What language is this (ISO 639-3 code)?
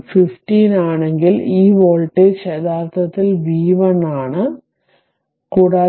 mal